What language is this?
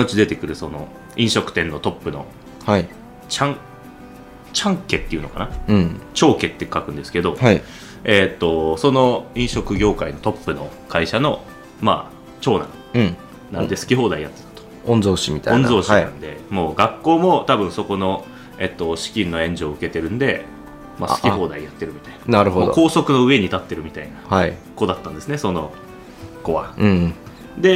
Japanese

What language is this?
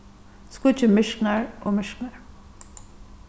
Faroese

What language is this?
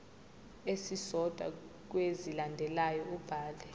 Zulu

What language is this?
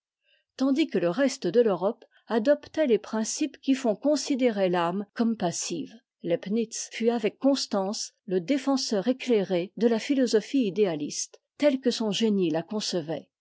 French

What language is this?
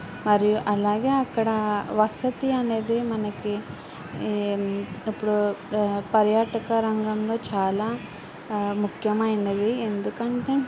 Telugu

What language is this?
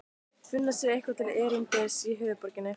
Icelandic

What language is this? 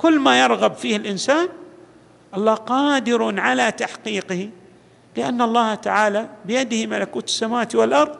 Arabic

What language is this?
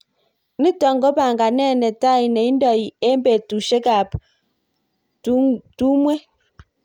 Kalenjin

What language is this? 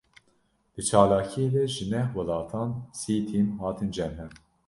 Kurdish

